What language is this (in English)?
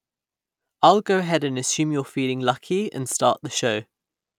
English